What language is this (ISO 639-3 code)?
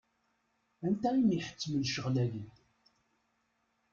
kab